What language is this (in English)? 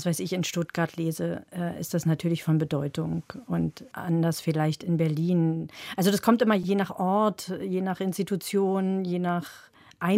German